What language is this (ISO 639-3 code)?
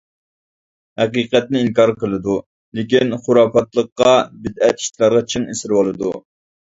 uig